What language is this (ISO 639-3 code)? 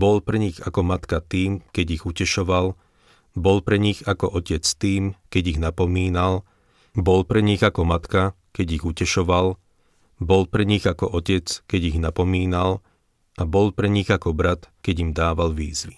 slk